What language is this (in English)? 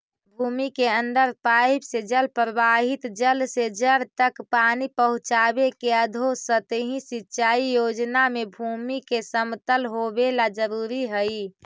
Magahi